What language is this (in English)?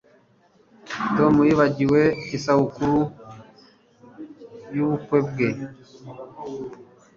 Kinyarwanda